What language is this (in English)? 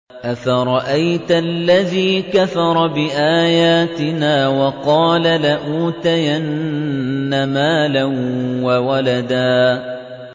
Arabic